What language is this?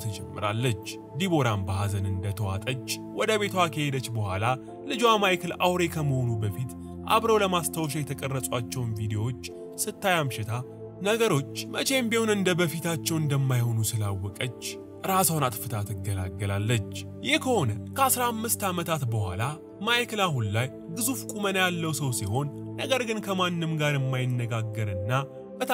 Arabic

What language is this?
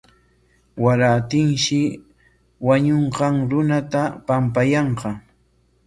Corongo Ancash Quechua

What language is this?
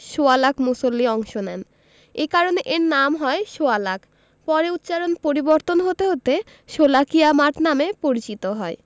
Bangla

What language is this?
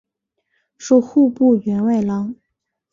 Chinese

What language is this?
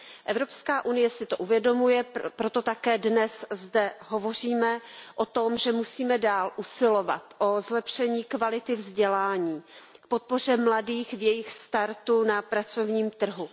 Czech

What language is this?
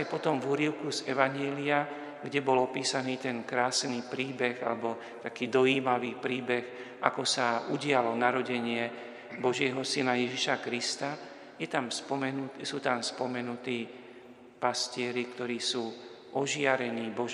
Slovak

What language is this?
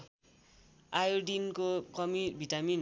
Nepali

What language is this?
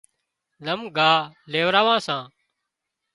Wadiyara Koli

